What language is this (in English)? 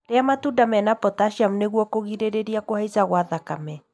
Kikuyu